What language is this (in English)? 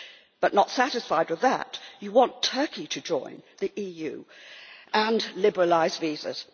English